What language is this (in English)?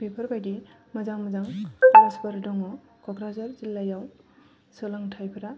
Bodo